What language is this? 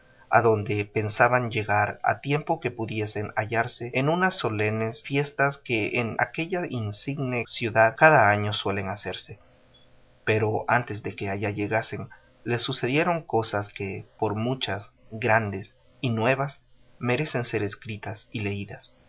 Spanish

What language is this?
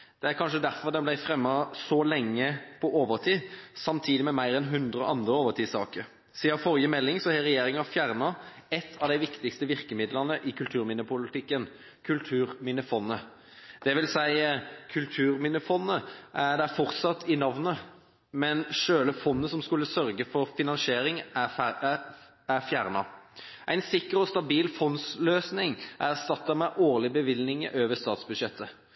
Norwegian Bokmål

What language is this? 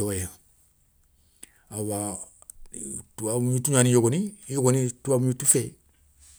Soninke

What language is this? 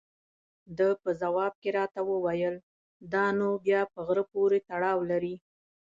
Pashto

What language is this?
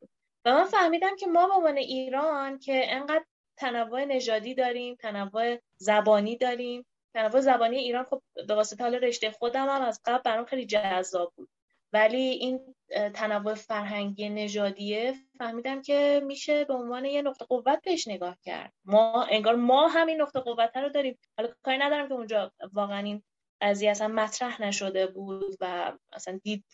Persian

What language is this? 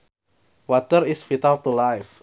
Sundanese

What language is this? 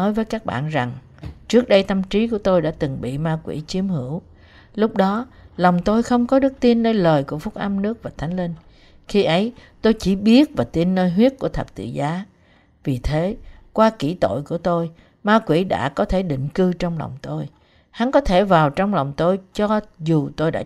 Vietnamese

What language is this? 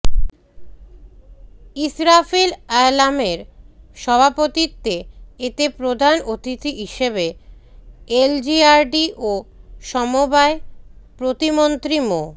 Bangla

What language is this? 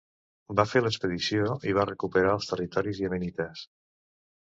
Catalan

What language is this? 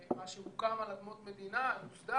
Hebrew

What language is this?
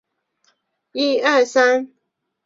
Chinese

